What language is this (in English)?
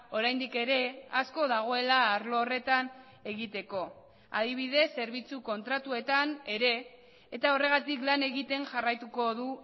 Basque